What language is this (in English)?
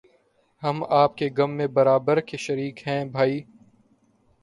Urdu